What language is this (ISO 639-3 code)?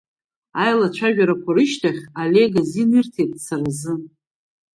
abk